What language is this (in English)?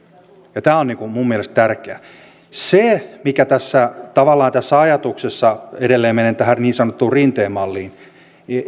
Finnish